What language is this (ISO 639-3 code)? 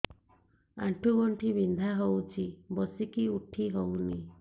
ori